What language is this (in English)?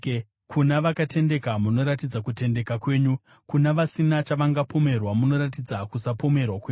Shona